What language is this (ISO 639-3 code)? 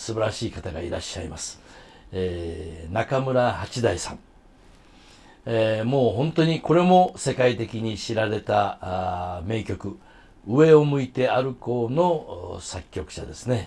jpn